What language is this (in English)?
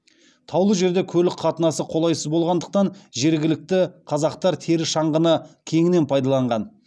Kazakh